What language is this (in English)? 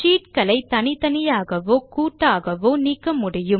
Tamil